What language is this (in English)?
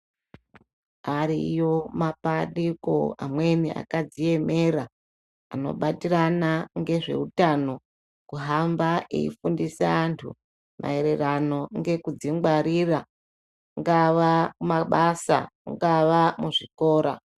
Ndau